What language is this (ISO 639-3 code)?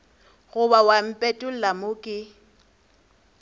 nso